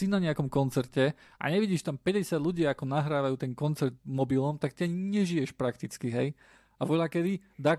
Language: Slovak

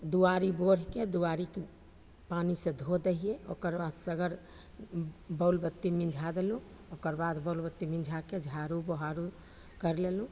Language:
Maithili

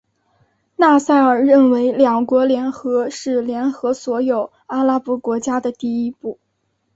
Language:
Chinese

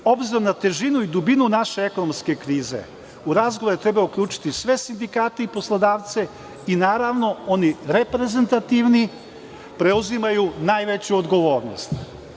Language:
Serbian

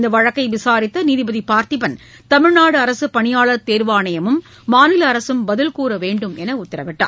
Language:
Tamil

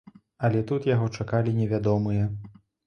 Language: Belarusian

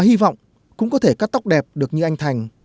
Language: Vietnamese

